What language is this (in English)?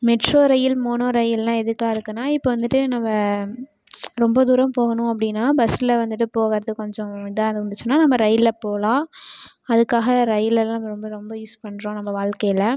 Tamil